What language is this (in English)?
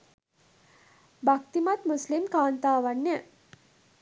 Sinhala